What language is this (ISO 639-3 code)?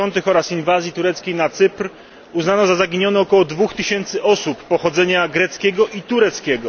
pol